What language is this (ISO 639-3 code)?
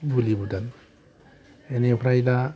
brx